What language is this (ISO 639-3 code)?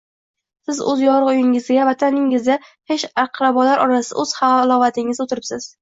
uzb